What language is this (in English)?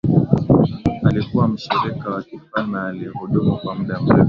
Swahili